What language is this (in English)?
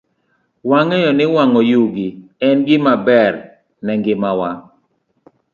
Luo (Kenya and Tanzania)